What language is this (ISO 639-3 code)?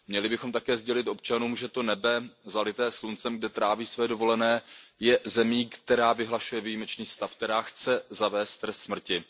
ces